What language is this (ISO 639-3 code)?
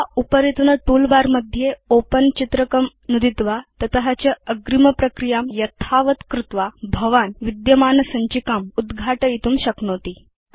san